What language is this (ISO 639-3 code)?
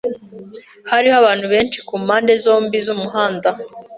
kin